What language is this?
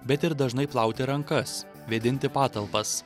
Lithuanian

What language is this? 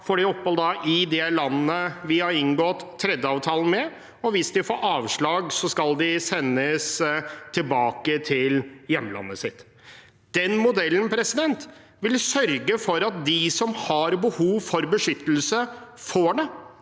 Norwegian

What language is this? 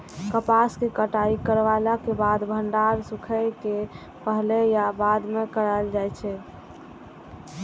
Maithili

